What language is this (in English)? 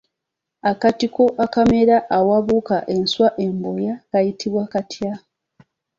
Ganda